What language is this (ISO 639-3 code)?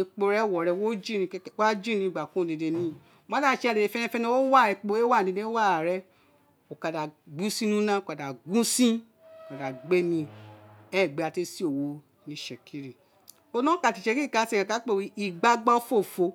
its